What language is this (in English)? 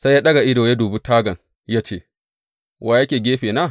Hausa